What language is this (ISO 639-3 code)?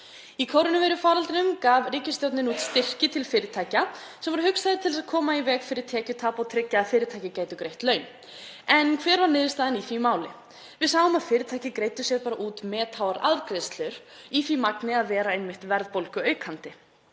isl